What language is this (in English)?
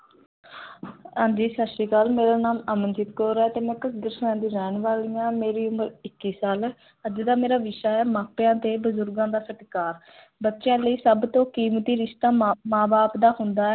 Punjabi